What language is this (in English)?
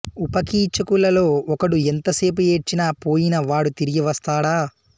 Telugu